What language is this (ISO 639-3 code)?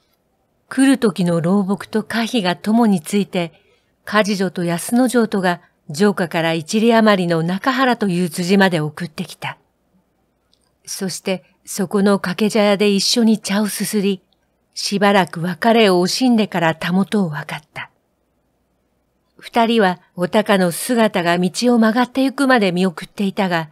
jpn